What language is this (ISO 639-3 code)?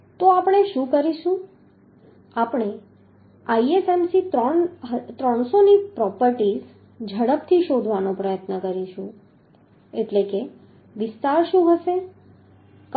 guj